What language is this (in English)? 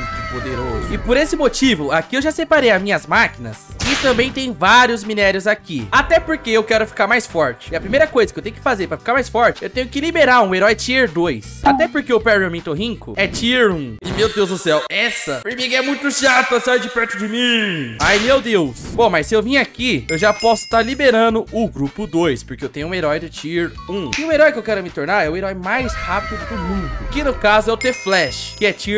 Portuguese